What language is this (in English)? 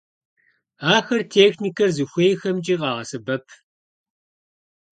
Kabardian